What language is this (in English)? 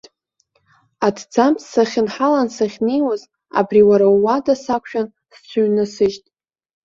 Abkhazian